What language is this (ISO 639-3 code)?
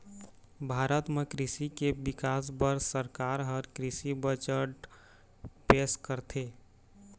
hne